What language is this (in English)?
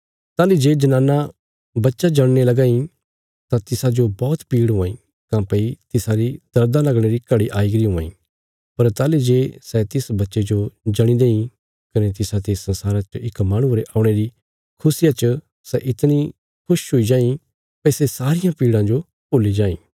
Bilaspuri